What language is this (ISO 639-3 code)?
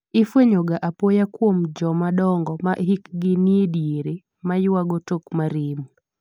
luo